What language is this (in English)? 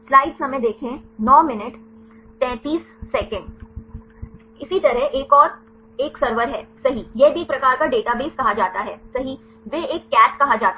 Hindi